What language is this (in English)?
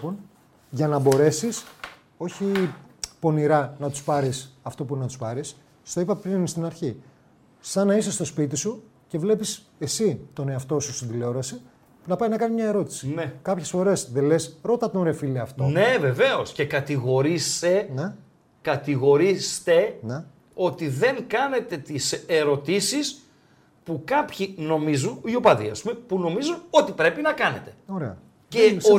Greek